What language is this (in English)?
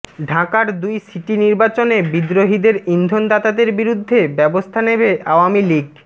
Bangla